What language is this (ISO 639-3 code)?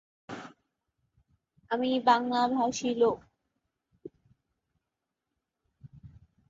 ben